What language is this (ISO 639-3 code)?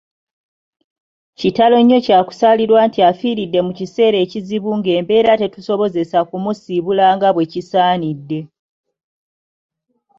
lug